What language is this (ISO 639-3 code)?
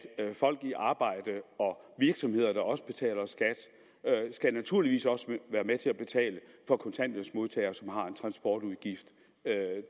dan